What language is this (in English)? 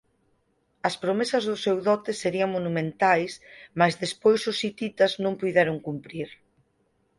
Galician